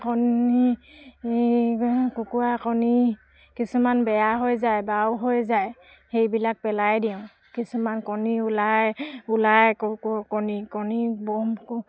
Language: Assamese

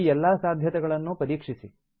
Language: Kannada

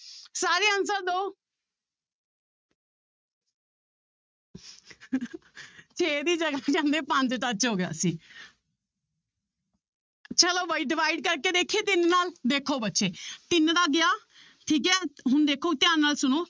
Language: Punjabi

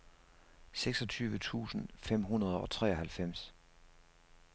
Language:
Danish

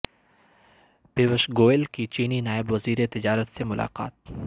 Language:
Urdu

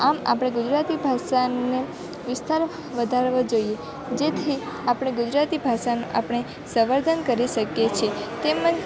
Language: Gujarati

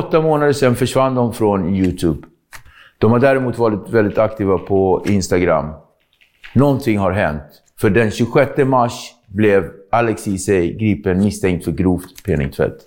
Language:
Swedish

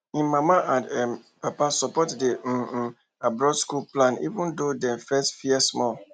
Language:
Nigerian Pidgin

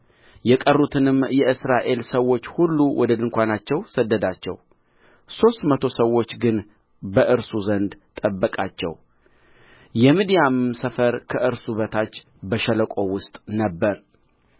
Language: Amharic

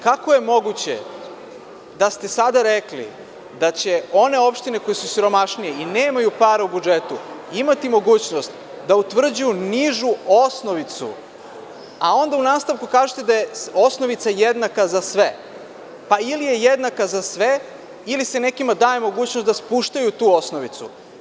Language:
Serbian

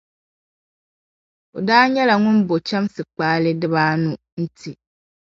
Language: Dagbani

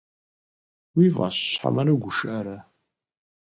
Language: Kabardian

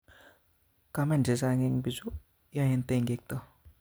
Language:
Kalenjin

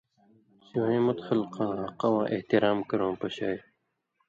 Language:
Indus Kohistani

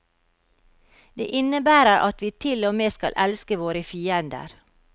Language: Norwegian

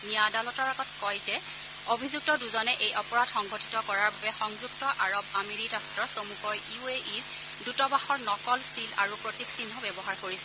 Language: Assamese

